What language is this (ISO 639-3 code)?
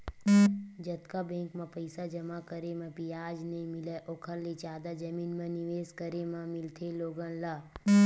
hne